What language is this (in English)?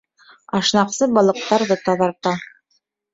Bashkir